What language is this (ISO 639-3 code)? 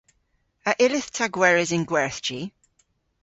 cor